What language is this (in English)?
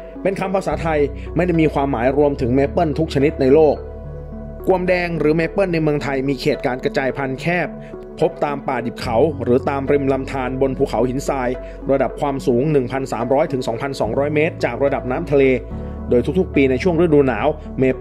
Thai